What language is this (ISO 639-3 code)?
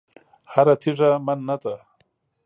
pus